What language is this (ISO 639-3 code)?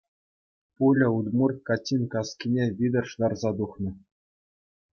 chv